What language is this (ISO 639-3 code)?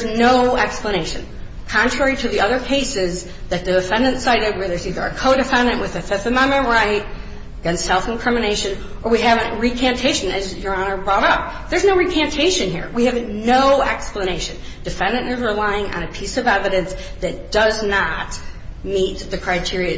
eng